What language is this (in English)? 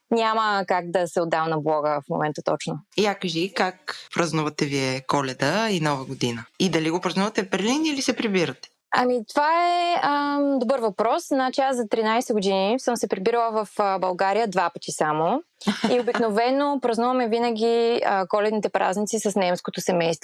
Bulgarian